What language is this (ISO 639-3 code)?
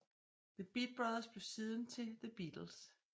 dan